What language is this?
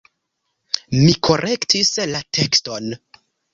Esperanto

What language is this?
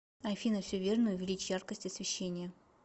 Russian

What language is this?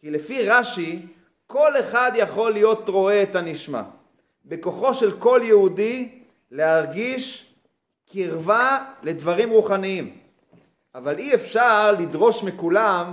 Hebrew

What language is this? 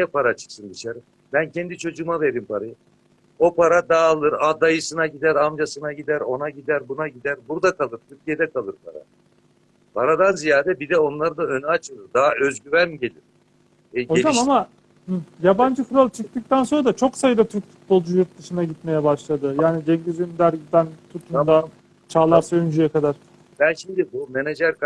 Turkish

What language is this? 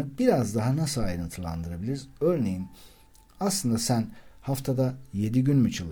Turkish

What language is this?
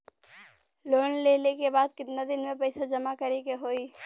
Bhojpuri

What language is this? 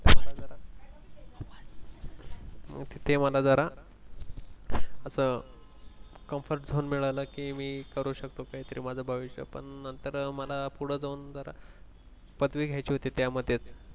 Marathi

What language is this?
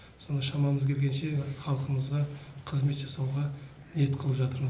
Kazakh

